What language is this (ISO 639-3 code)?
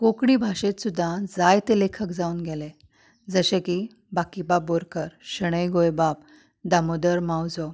kok